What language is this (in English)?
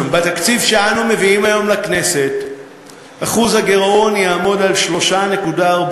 Hebrew